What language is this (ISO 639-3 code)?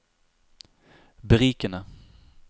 nor